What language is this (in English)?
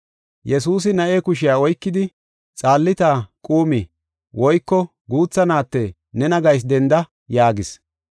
Gofa